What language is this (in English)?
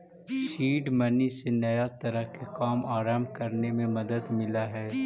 Magahi